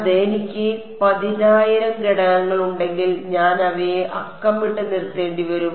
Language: Malayalam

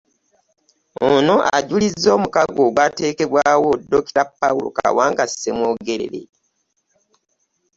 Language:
Ganda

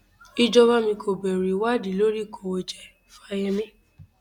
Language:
Yoruba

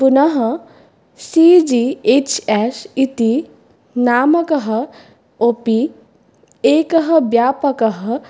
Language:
Sanskrit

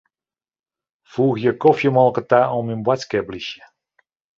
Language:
Western Frisian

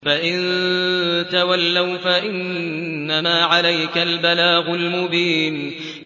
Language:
Arabic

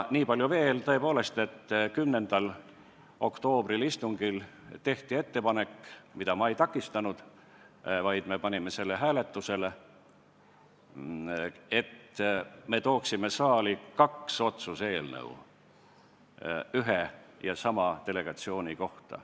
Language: Estonian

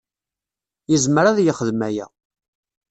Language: Kabyle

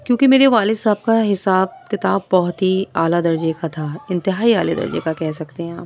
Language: Urdu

